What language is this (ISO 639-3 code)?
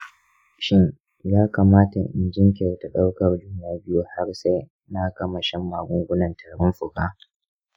hau